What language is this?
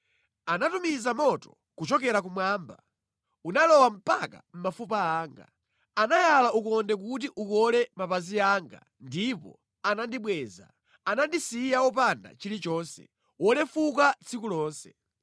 Nyanja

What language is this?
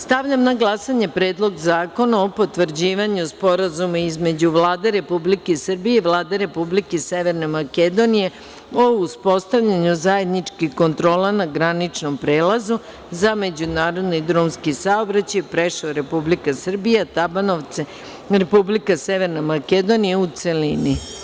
Serbian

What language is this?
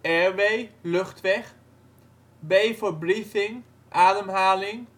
Dutch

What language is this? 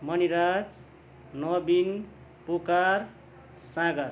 Nepali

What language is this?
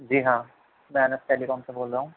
Urdu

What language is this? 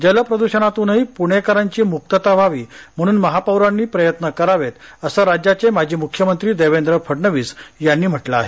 Marathi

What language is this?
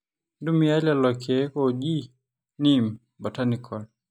Masai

